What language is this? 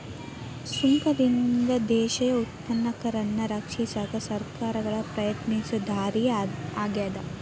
Kannada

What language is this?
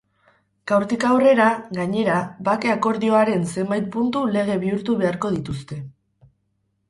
Basque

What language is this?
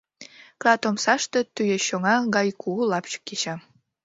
Mari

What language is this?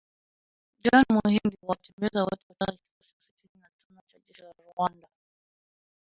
Swahili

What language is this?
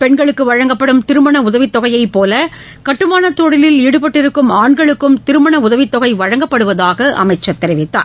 Tamil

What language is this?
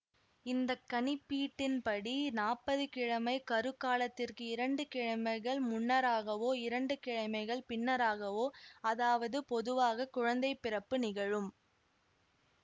Tamil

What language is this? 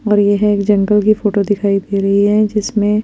Hindi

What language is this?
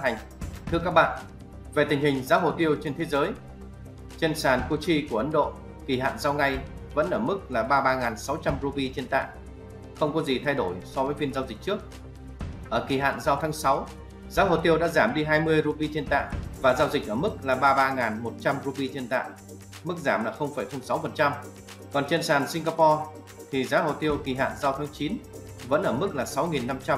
Vietnamese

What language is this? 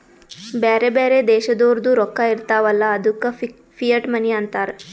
Kannada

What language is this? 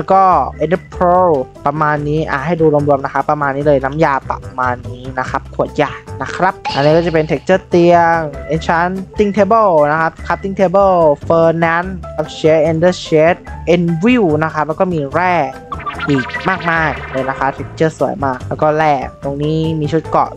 Thai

